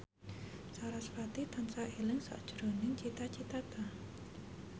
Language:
Javanese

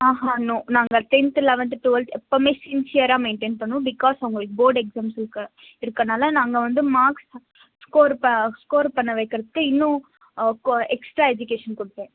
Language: Tamil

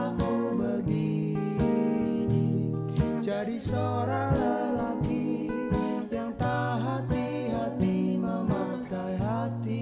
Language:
Indonesian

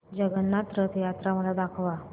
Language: Marathi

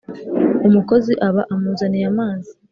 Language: Kinyarwanda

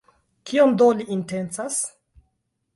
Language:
Esperanto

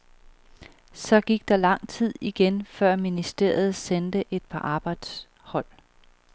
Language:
Danish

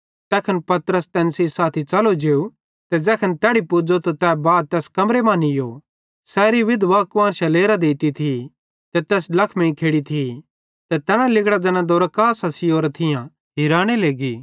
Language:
Bhadrawahi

